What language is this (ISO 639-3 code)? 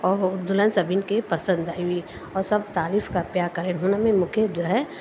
snd